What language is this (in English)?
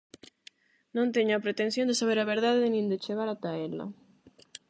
Galician